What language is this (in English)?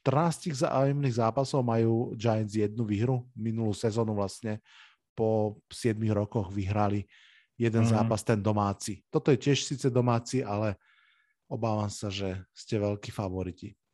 Slovak